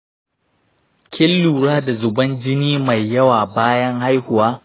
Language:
Hausa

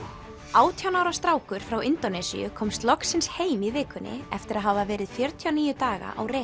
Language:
Icelandic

